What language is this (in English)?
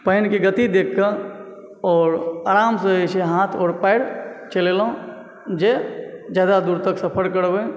Maithili